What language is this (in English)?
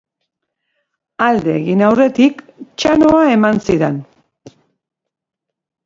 Basque